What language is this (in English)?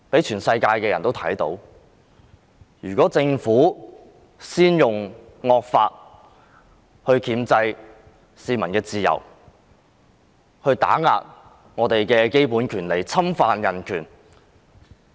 Cantonese